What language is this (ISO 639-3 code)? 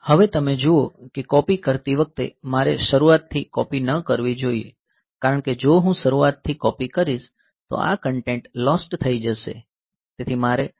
guj